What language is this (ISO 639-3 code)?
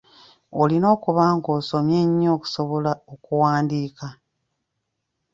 lug